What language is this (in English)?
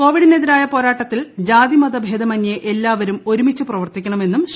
Malayalam